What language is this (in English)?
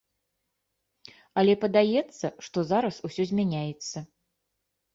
Belarusian